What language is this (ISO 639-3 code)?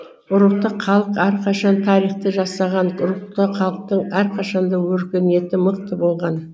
kaz